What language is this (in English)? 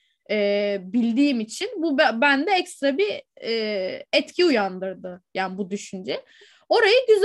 Turkish